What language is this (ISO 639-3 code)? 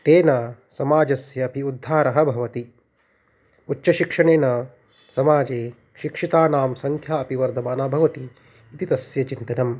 san